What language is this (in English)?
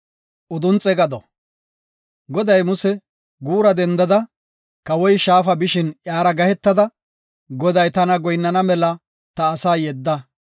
Gofa